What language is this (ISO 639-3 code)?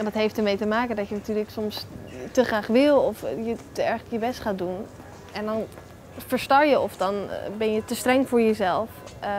nld